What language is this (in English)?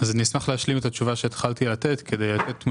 Hebrew